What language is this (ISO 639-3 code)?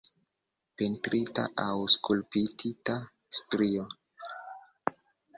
epo